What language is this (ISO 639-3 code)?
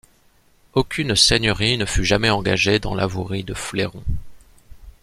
fra